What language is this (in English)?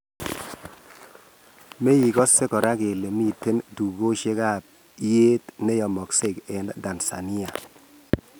Kalenjin